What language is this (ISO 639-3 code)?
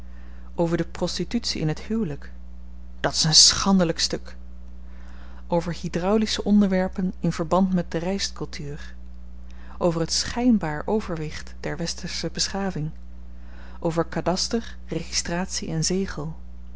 nld